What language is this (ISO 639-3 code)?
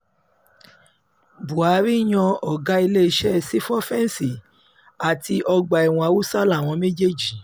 yor